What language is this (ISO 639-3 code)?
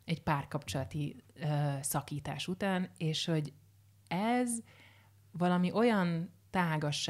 hun